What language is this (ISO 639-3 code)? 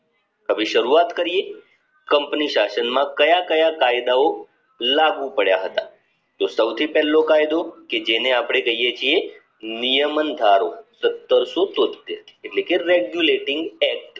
guj